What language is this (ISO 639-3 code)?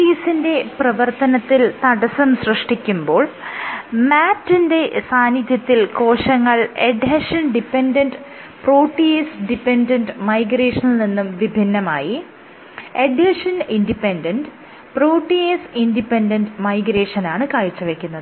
mal